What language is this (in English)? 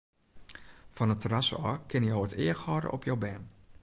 Western Frisian